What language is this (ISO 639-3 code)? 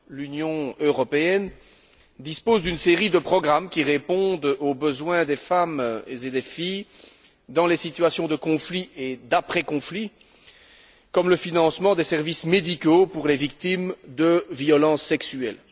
fra